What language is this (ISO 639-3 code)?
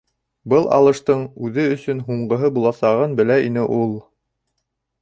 bak